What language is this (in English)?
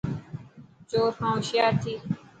Dhatki